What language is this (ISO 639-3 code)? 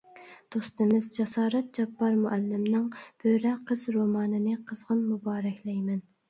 uig